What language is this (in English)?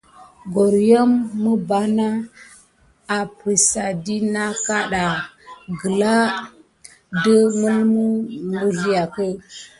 Gidar